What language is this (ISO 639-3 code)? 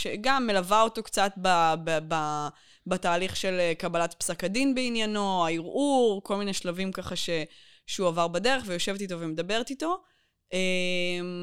heb